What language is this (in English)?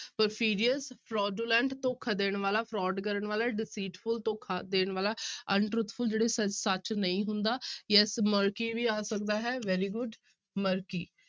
Punjabi